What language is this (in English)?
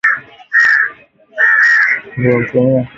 Swahili